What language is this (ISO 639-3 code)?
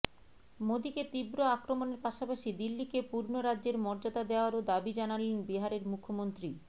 ben